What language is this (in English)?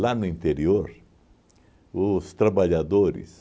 Portuguese